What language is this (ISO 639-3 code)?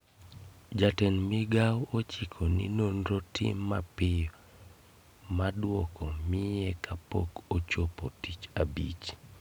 luo